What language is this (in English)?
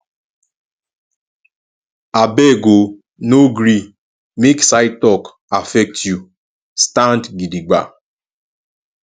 Nigerian Pidgin